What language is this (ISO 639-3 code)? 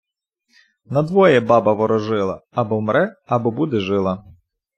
ukr